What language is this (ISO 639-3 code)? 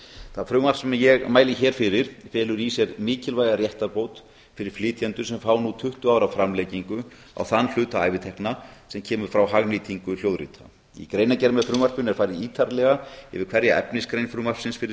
isl